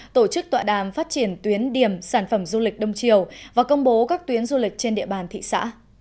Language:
Vietnamese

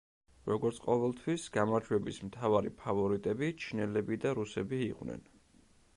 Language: Georgian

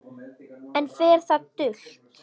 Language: Icelandic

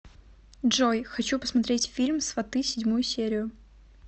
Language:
Russian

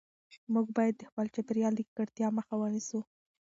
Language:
Pashto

